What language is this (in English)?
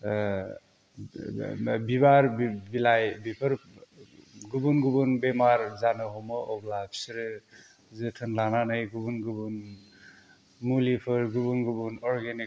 Bodo